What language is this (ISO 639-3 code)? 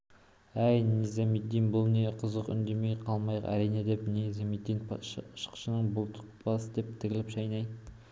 kaz